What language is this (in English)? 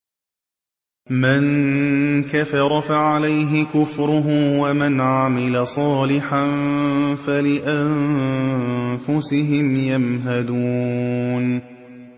Arabic